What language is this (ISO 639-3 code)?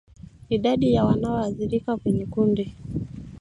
swa